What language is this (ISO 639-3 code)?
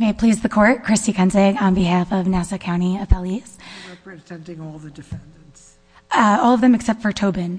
eng